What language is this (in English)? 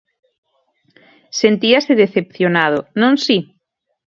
Galician